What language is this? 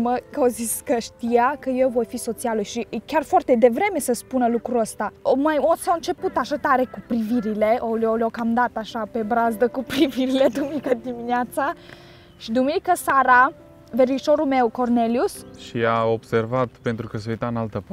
Romanian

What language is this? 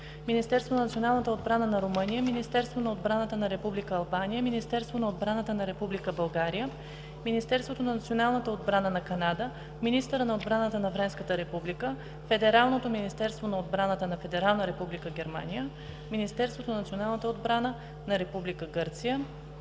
Bulgarian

